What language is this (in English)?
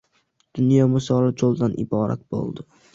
Uzbek